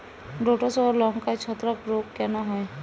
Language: Bangla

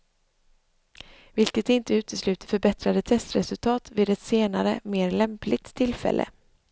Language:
Swedish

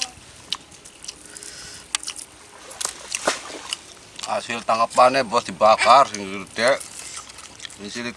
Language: Indonesian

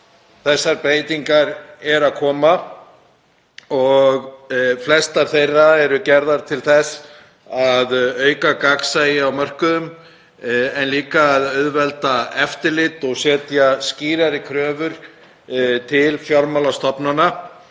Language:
Icelandic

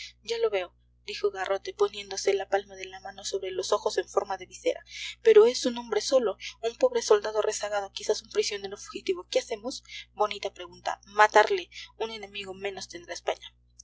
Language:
Spanish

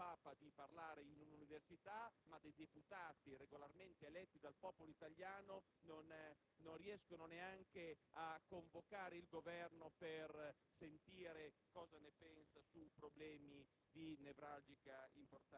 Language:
Italian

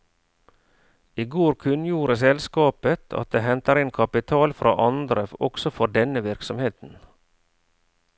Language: Norwegian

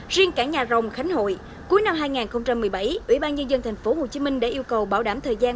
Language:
Vietnamese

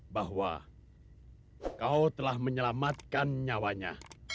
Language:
Indonesian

